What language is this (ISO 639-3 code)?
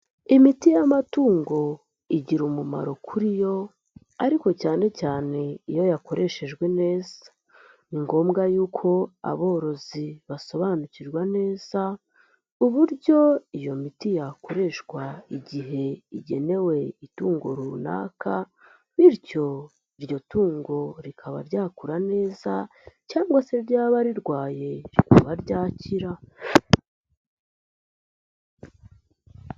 kin